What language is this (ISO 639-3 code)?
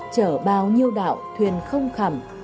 vie